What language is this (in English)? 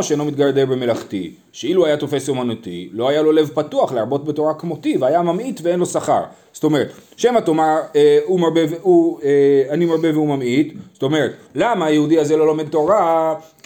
Hebrew